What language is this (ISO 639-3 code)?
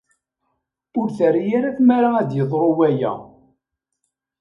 kab